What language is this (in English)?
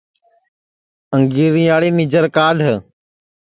Sansi